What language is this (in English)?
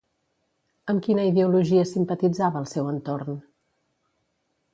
Catalan